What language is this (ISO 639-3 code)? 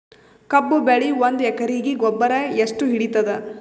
kan